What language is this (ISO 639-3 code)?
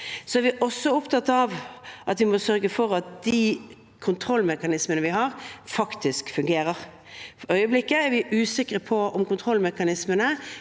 nor